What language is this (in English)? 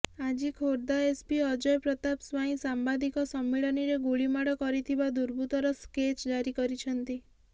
Odia